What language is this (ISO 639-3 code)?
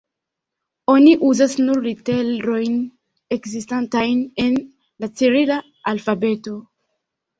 epo